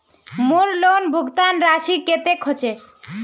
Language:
Magahi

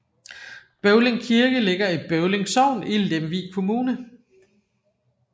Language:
Danish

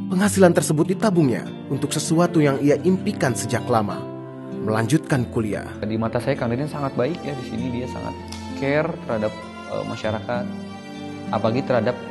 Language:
Indonesian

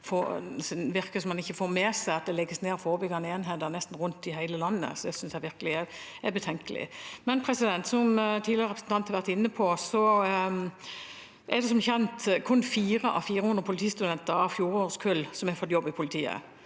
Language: Norwegian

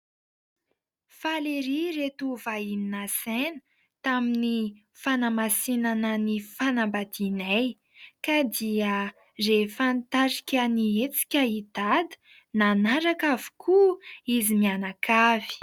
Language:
Malagasy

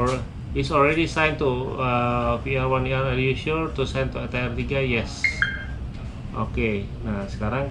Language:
Indonesian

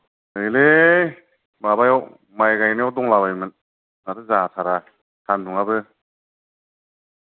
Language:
Bodo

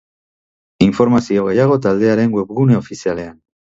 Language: Basque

